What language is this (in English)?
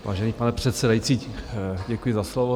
Czech